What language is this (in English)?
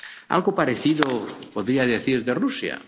Spanish